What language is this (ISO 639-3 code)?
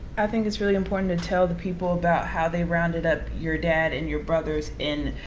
eng